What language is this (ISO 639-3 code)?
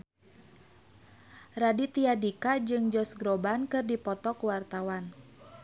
sun